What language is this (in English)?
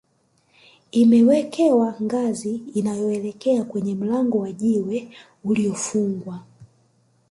Swahili